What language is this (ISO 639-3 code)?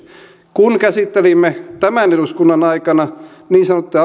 fin